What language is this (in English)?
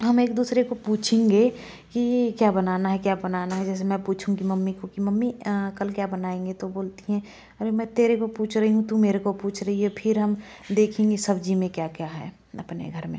Hindi